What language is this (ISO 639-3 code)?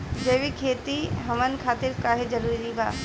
bho